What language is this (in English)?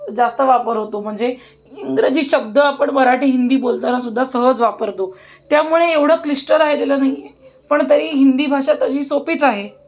Marathi